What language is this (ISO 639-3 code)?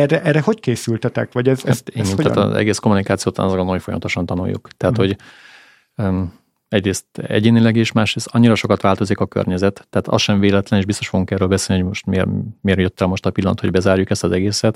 hun